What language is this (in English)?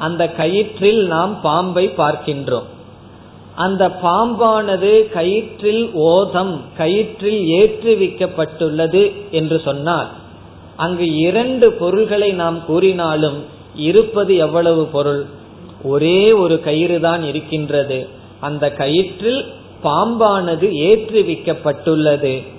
Tamil